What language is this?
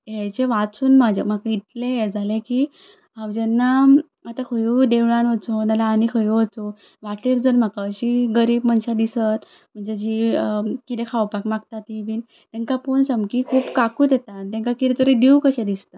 Konkani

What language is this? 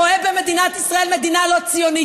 Hebrew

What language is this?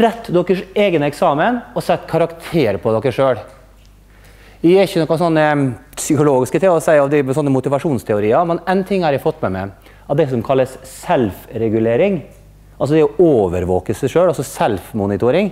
Norwegian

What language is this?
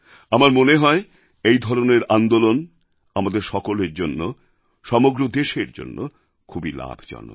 Bangla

